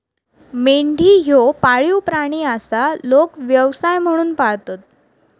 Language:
Marathi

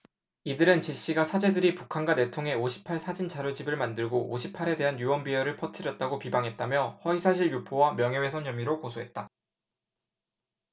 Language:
Korean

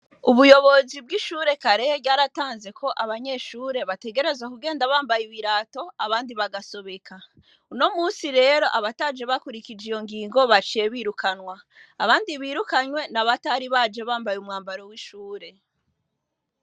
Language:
Rundi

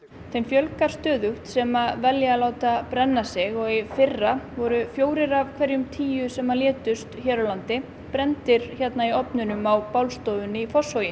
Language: Icelandic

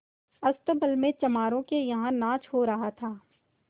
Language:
Hindi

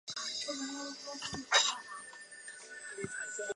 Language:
Chinese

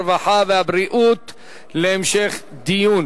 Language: Hebrew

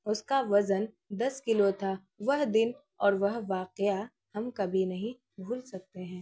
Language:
Urdu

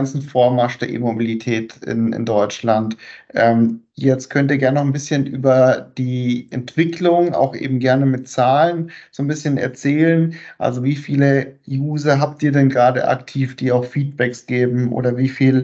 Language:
German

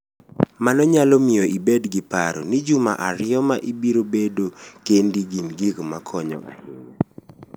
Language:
Luo (Kenya and Tanzania)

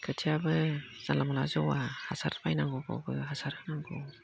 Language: Bodo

